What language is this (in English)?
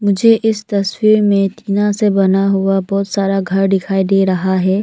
Hindi